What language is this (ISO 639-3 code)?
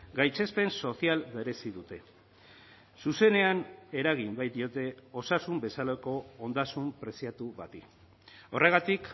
eus